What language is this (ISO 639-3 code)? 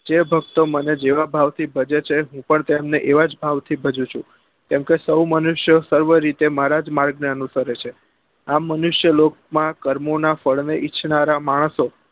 guj